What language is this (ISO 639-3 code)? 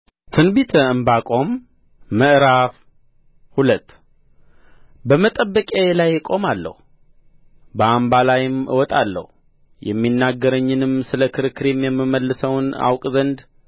amh